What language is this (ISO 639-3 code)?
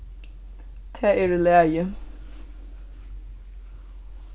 fao